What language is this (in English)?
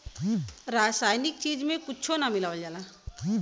Bhojpuri